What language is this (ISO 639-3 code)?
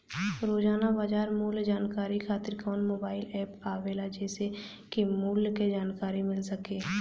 bho